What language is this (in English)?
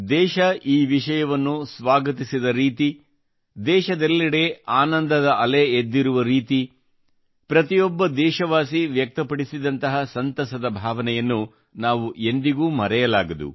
Kannada